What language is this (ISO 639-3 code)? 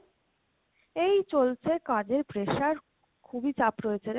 ben